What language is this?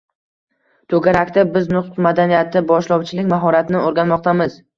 Uzbek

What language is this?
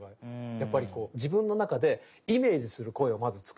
Japanese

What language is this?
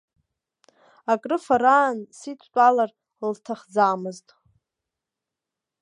Abkhazian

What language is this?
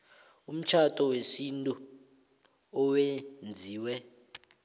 South Ndebele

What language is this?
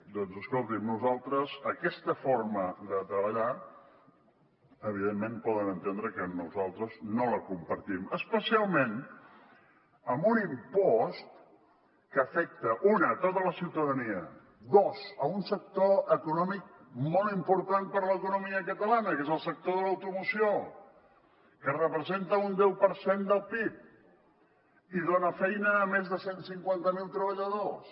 Catalan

